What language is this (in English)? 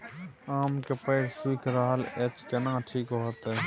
Maithili